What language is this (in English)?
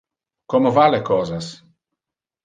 Interlingua